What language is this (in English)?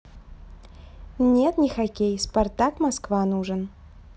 Russian